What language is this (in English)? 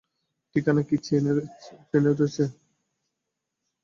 Bangla